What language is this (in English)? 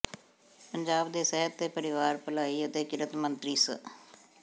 Punjabi